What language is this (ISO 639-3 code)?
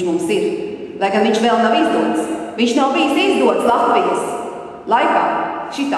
lav